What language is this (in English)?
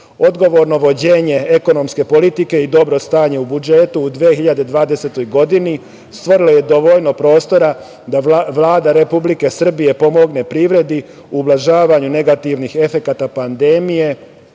Serbian